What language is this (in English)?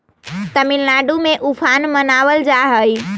Magahi